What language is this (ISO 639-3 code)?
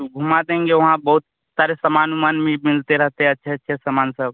hin